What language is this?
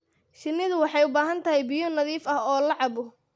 Somali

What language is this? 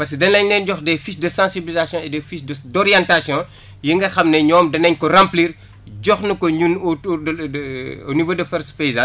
Wolof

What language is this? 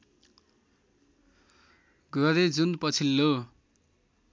Nepali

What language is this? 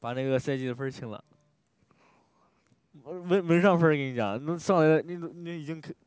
Chinese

